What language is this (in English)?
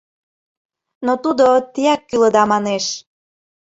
Mari